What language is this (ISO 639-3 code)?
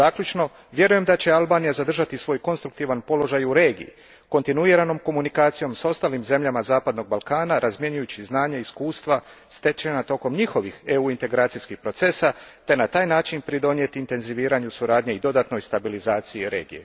hrv